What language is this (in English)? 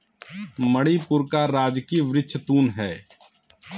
Hindi